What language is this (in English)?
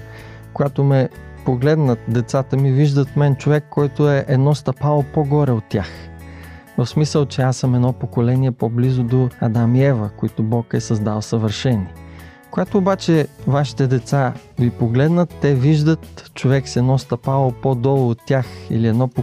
Bulgarian